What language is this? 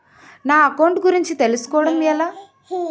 Telugu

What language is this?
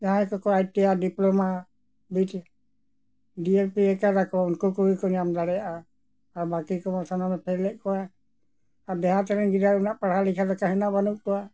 Santali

